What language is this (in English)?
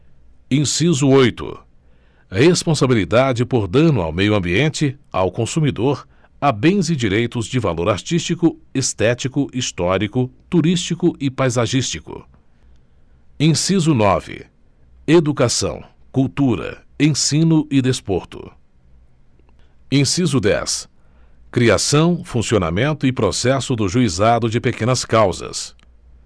Portuguese